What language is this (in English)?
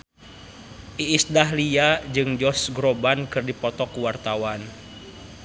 Sundanese